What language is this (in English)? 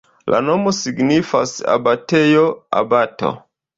Esperanto